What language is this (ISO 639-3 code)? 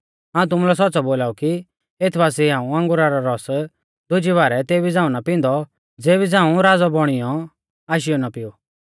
bfz